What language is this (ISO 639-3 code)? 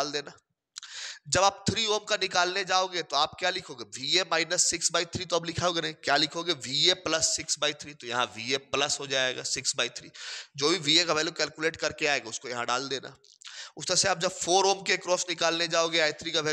hin